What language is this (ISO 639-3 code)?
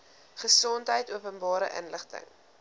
afr